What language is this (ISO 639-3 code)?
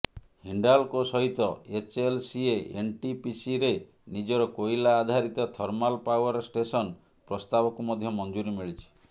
ori